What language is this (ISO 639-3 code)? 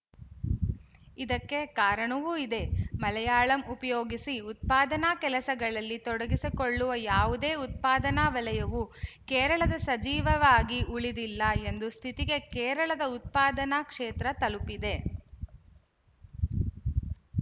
kan